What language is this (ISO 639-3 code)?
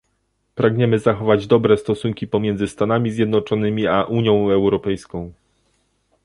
pol